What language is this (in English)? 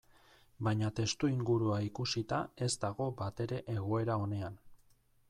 Basque